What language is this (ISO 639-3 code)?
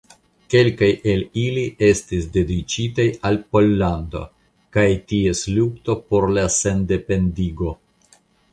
epo